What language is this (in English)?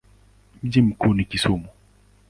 Swahili